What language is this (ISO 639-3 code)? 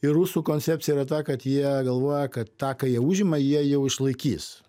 lit